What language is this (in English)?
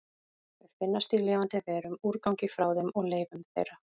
Icelandic